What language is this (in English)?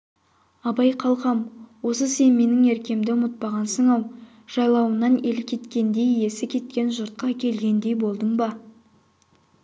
Kazakh